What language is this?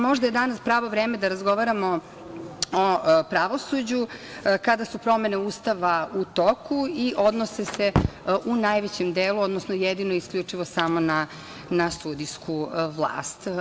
Serbian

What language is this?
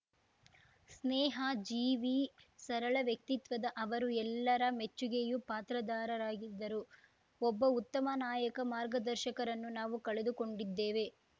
Kannada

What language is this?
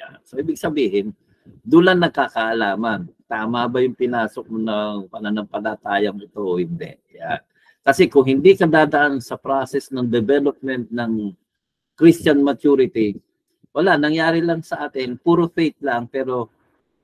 Filipino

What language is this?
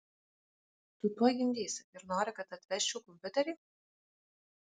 Lithuanian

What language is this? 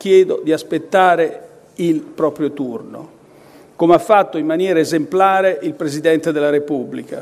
Italian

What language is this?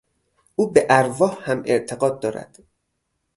Persian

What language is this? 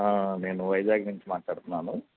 Telugu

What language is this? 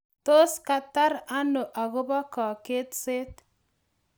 Kalenjin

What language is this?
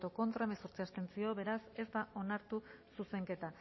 Basque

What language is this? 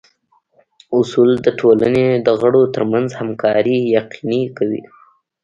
Pashto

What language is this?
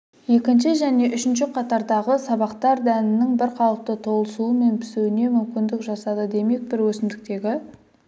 Kazakh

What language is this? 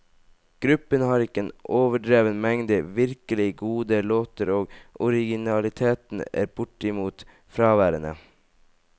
Norwegian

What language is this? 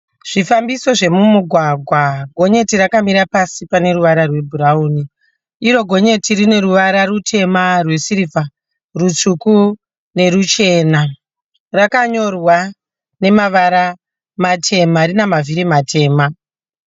Shona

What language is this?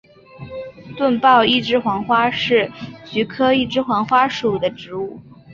Chinese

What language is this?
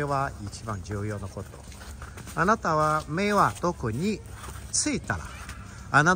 Japanese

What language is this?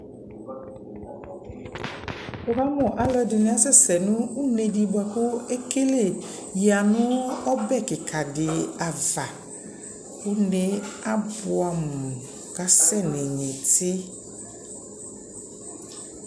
Ikposo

